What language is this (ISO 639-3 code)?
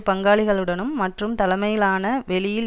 tam